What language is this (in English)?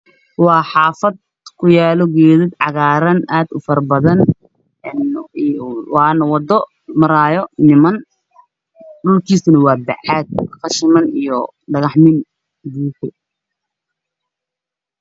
Somali